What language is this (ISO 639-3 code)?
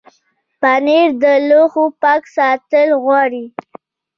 pus